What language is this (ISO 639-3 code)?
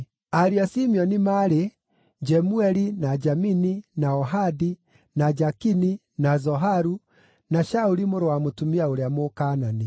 kik